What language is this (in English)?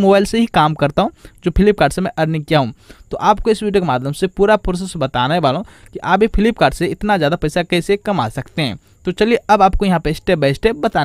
Hindi